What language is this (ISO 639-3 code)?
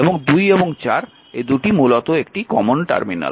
ben